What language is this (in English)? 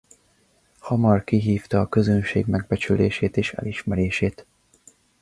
Hungarian